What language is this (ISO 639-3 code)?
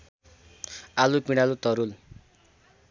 nep